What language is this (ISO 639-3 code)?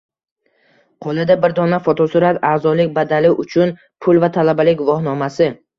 uzb